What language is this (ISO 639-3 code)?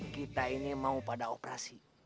ind